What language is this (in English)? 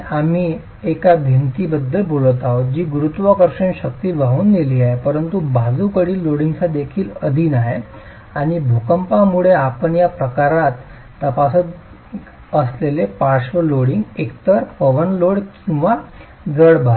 Marathi